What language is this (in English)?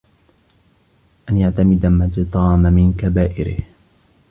Arabic